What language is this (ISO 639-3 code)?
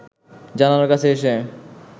ben